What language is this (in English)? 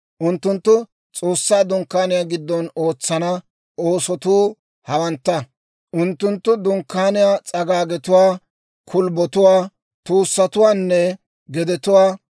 Dawro